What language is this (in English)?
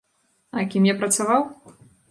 Belarusian